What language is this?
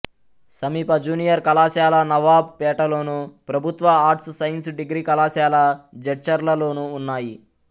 Telugu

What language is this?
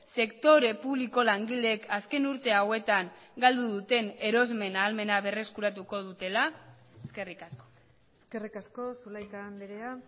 Basque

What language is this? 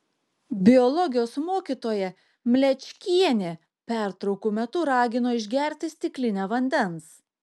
Lithuanian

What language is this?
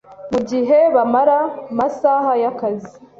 Kinyarwanda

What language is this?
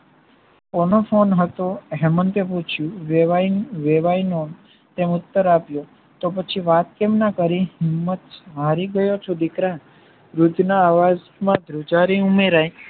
Gujarati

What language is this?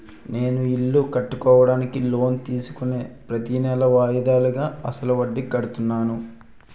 Telugu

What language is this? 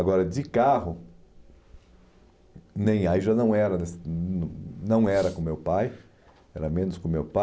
Portuguese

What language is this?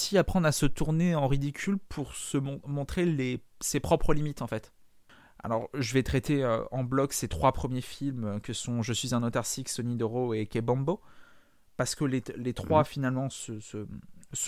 French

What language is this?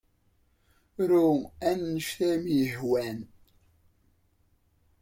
Kabyle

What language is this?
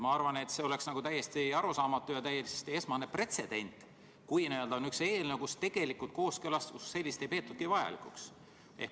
Estonian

